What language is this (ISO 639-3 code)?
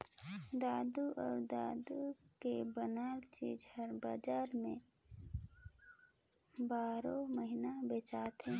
hne